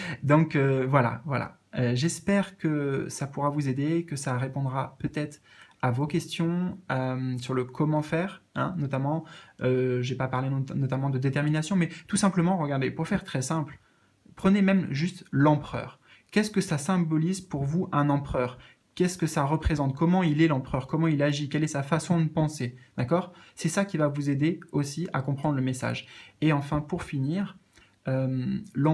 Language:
French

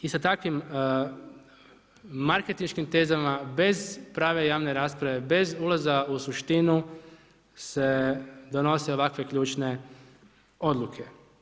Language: Croatian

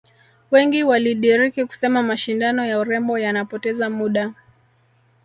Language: Swahili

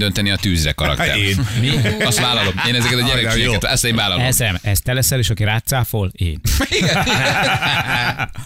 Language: Hungarian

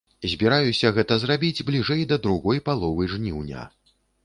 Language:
Belarusian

